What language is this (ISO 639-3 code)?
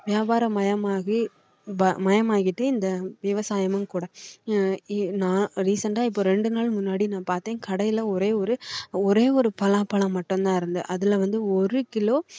tam